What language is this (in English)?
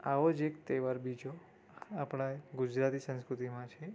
Gujarati